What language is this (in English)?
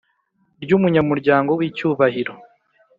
Kinyarwanda